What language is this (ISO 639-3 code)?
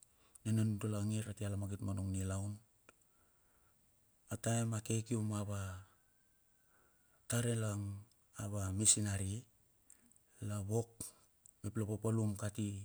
bxf